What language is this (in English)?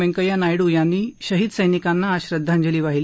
Marathi